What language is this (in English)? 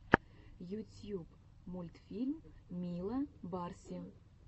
Russian